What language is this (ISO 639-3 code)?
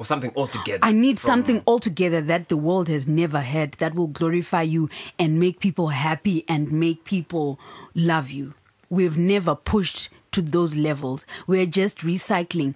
eng